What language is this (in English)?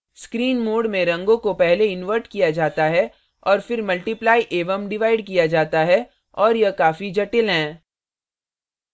Hindi